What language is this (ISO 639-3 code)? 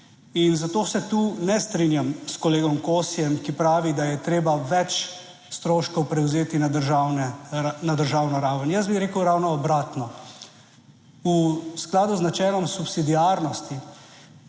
slv